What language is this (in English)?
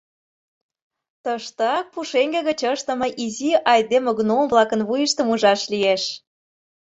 Mari